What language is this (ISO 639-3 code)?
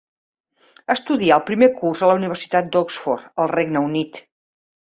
cat